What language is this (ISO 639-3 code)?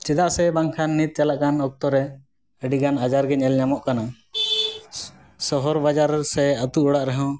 sat